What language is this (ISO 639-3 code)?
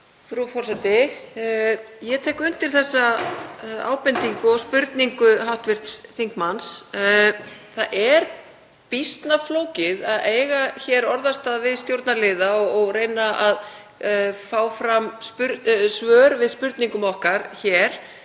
isl